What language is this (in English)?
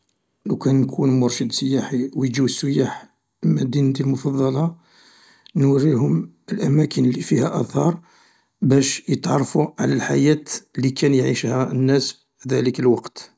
Algerian Arabic